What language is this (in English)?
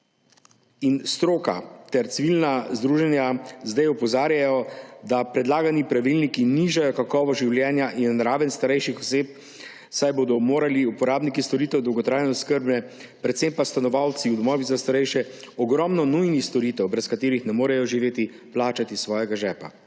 Slovenian